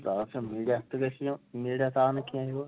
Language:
Kashmiri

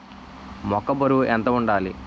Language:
Telugu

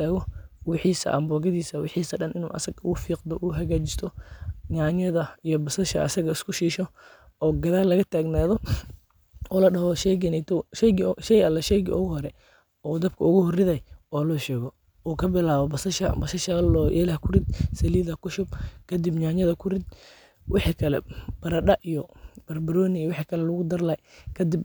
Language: Somali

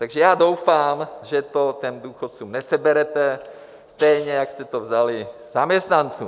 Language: Czech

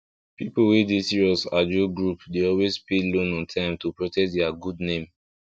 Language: Nigerian Pidgin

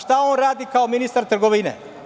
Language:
Serbian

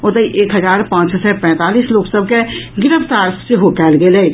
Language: Maithili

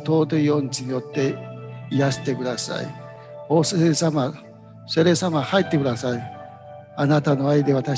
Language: Japanese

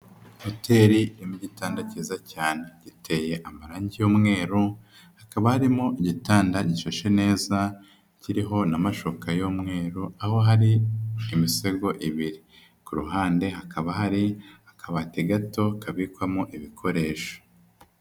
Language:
Kinyarwanda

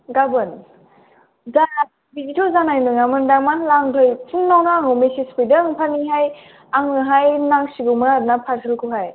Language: Bodo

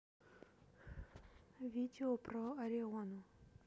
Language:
Russian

